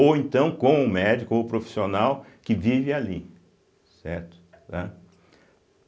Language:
Portuguese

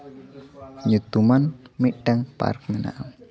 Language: Santali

